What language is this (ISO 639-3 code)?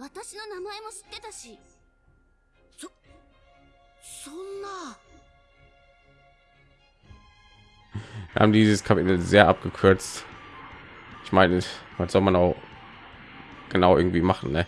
deu